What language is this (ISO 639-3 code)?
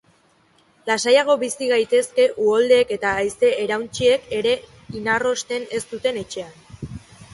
eus